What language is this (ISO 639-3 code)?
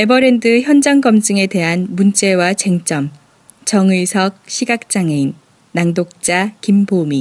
kor